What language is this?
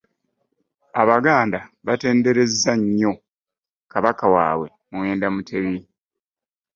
Ganda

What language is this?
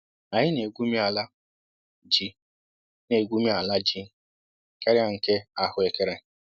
Igbo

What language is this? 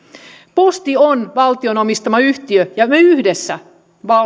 Finnish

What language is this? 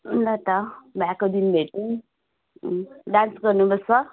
Nepali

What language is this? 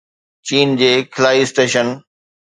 Sindhi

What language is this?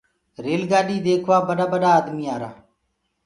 Gurgula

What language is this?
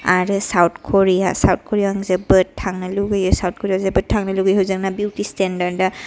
Bodo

